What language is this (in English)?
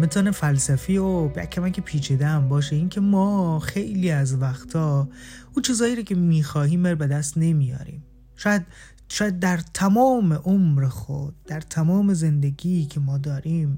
Persian